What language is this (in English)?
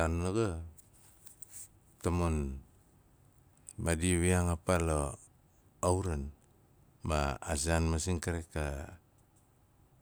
Nalik